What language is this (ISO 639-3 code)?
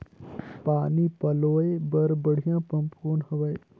hne